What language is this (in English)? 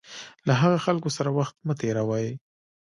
Pashto